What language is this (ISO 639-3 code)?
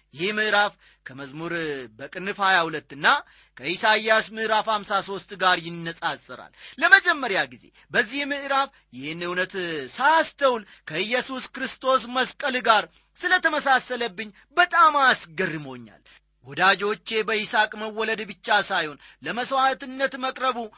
amh